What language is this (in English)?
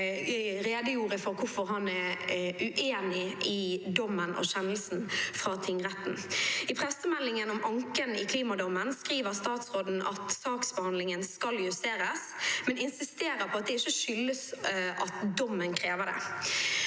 Norwegian